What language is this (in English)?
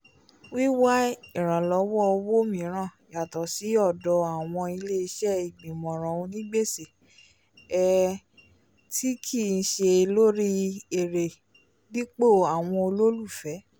Yoruba